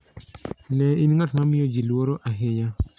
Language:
Luo (Kenya and Tanzania)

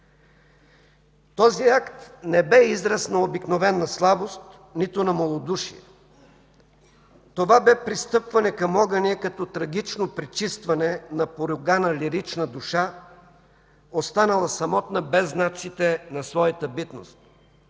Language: Bulgarian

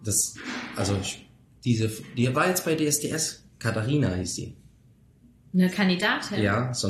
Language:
German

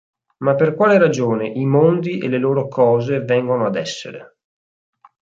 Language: Italian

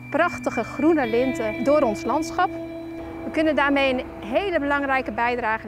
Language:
Dutch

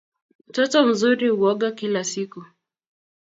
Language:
Kalenjin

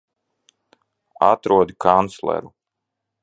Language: Latvian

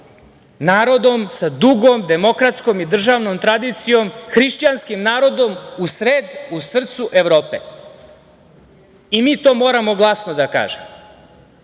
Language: Serbian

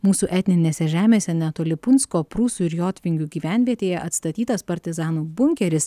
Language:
Lithuanian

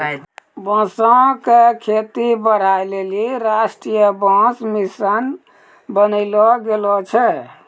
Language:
Maithili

